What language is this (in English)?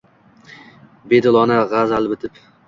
Uzbek